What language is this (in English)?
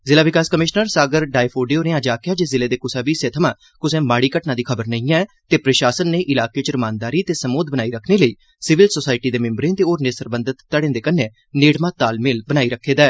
Dogri